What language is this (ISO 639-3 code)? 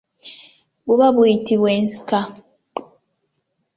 lug